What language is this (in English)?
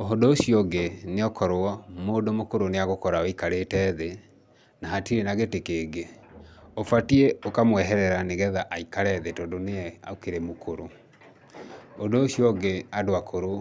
Kikuyu